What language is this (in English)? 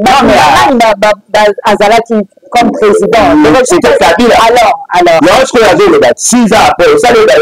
French